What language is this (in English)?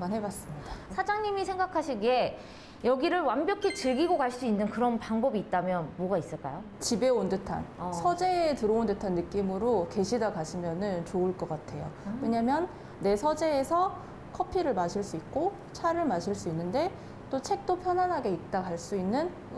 Korean